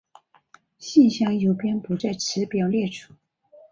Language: Chinese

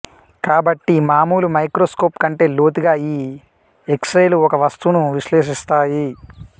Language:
Telugu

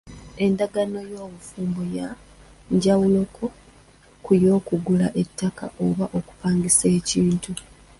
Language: Ganda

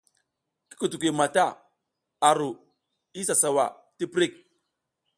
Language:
South Giziga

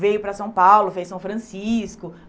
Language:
Portuguese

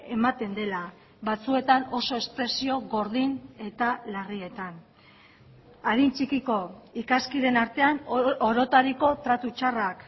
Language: Basque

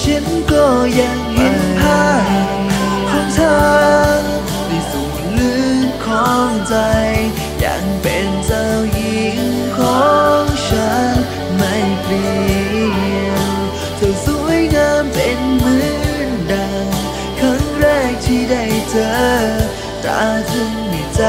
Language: Thai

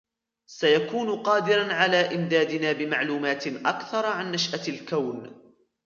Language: Arabic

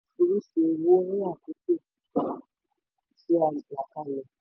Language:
Yoruba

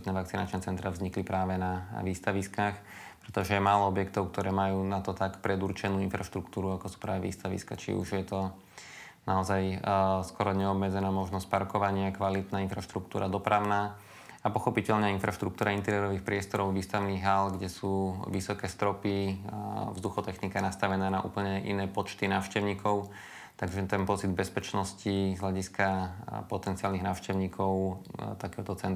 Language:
Slovak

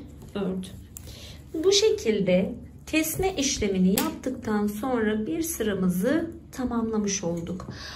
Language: Turkish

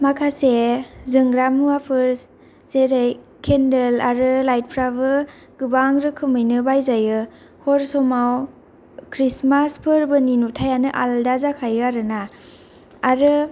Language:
Bodo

